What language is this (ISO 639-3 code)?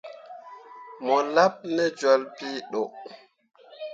mua